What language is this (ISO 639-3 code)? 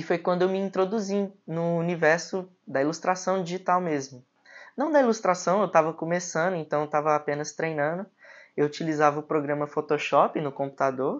por